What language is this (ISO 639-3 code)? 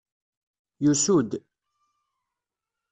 kab